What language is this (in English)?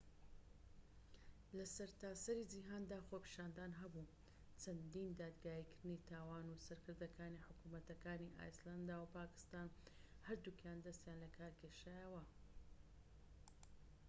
Central Kurdish